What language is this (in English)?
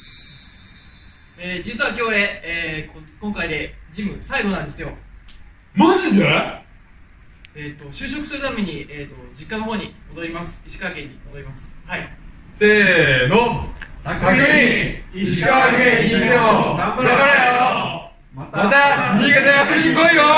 Japanese